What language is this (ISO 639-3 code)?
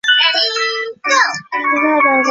zho